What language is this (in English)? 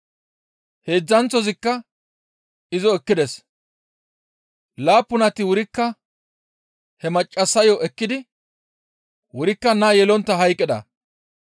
Gamo